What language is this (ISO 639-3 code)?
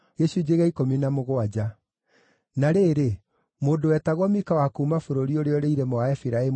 kik